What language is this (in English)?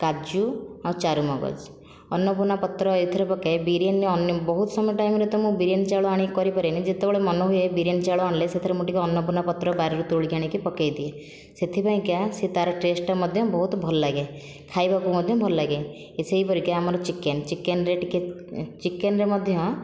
Odia